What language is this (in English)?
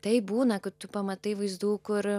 Lithuanian